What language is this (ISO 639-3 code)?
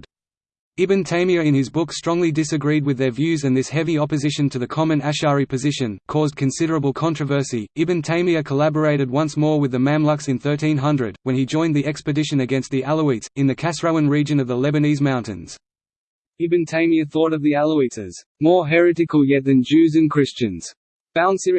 eng